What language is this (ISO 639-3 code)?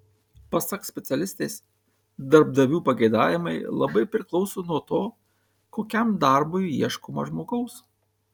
lit